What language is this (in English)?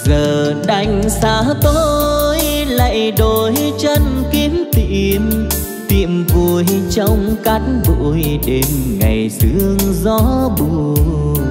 Vietnamese